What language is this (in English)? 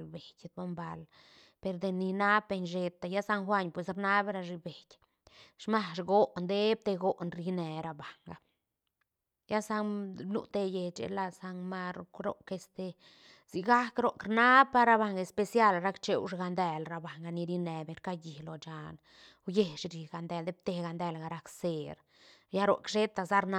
Santa Catarina Albarradas Zapotec